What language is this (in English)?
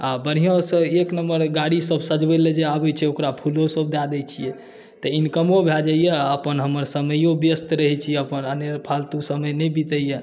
Maithili